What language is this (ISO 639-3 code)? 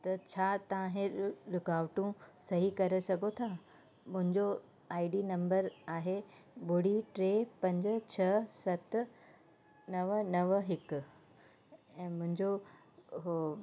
snd